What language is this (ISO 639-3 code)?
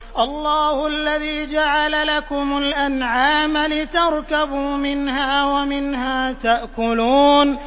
ara